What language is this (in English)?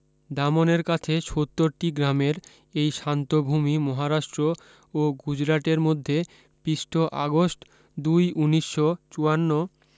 Bangla